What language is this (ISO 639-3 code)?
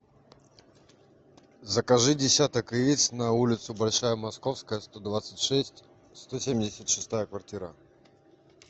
rus